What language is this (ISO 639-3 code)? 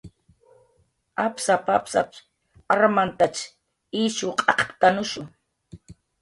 jqr